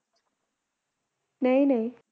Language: Punjabi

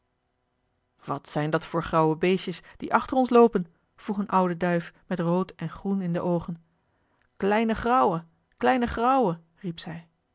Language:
Dutch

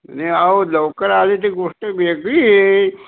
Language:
Marathi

